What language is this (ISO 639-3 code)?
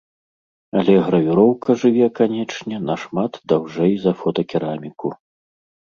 bel